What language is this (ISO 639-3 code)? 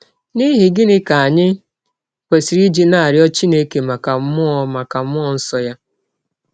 ibo